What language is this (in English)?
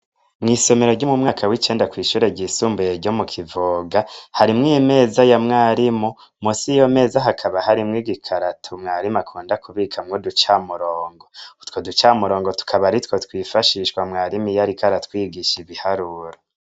Rundi